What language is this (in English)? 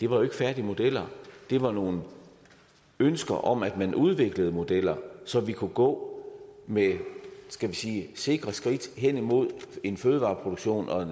Danish